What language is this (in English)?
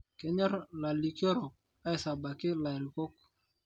Masai